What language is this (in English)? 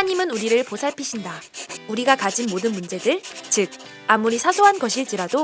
Korean